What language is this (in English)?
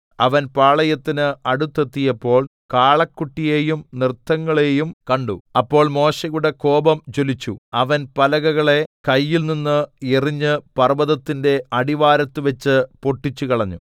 Malayalam